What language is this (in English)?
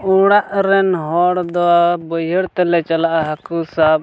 Santali